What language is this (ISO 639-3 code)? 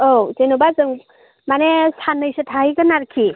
brx